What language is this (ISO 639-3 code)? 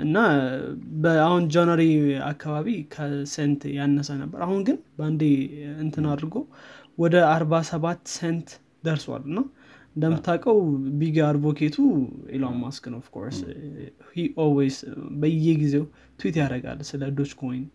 amh